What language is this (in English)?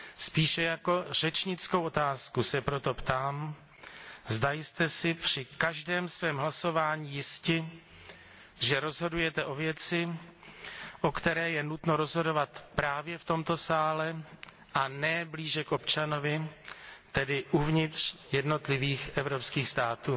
Czech